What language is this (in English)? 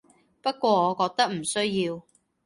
Cantonese